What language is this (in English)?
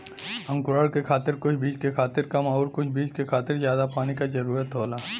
Bhojpuri